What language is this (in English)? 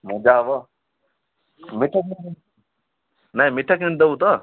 Odia